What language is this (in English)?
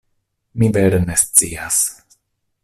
Esperanto